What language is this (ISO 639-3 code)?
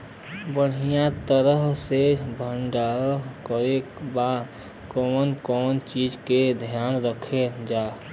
bho